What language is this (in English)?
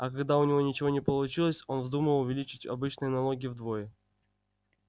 Russian